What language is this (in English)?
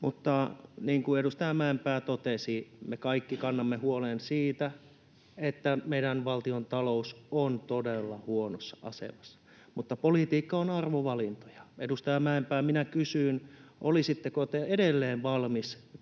Finnish